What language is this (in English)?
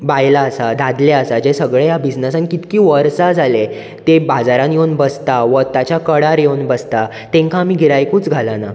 Konkani